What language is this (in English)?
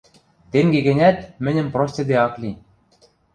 Western Mari